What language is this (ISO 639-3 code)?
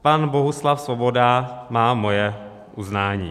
ces